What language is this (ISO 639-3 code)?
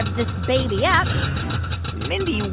eng